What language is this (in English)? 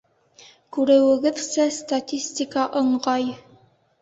Bashkir